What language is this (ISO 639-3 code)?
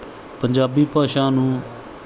pan